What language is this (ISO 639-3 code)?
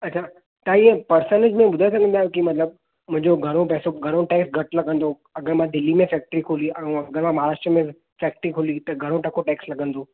snd